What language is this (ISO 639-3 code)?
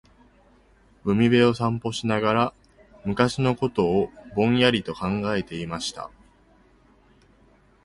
jpn